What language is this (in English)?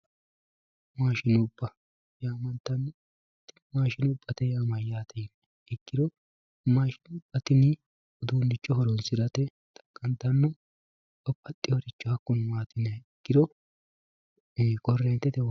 Sidamo